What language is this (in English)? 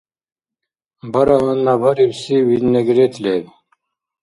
Dargwa